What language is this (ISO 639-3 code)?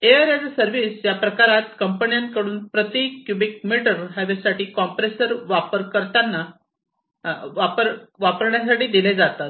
mar